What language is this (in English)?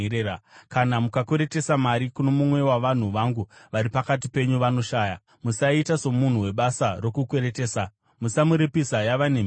Shona